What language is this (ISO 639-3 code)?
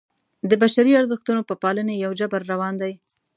pus